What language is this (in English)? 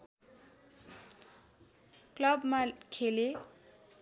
Nepali